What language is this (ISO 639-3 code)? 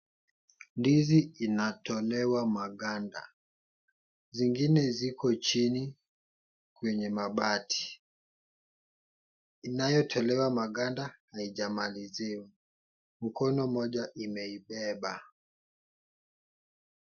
swa